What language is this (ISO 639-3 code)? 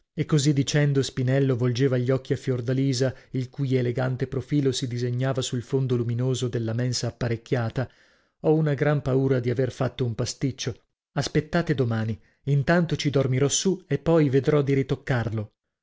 ita